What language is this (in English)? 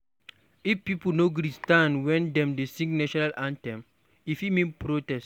Nigerian Pidgin